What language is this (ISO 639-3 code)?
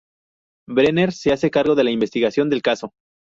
spa